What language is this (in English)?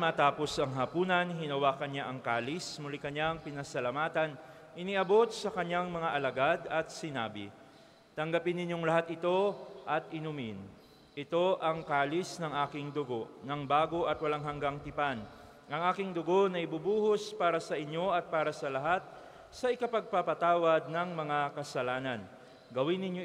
Filipino